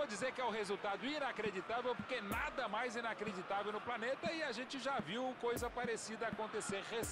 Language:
Portuguese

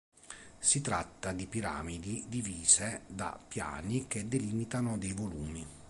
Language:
Italian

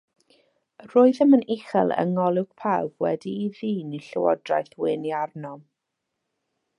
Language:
Welsh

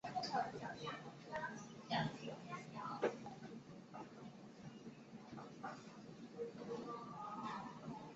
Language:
Chinese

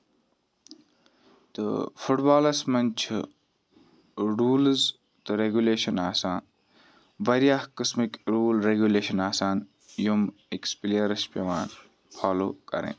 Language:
Kashmiri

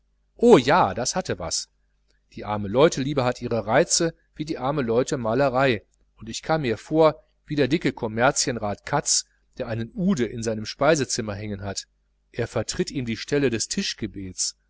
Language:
German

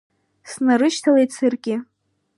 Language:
Abkhazian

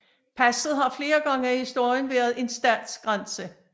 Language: Danish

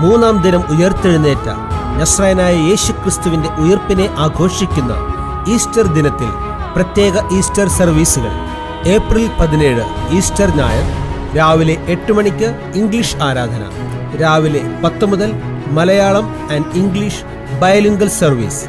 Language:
Malayalam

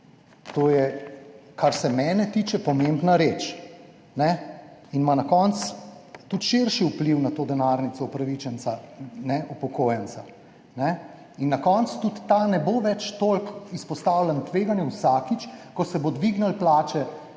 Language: Slovenian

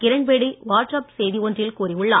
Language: Tamil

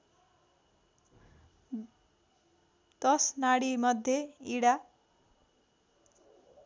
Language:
Nepali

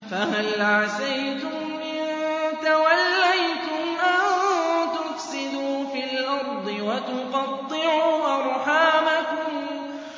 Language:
Arabic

